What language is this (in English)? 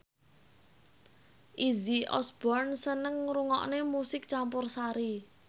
Javanese